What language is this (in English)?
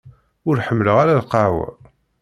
Kabyle